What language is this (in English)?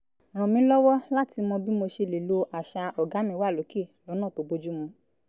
Yoruba